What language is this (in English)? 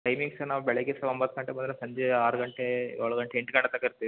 Kannada